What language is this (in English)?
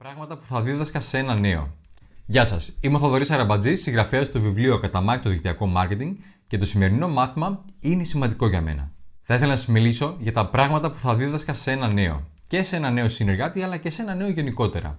Greek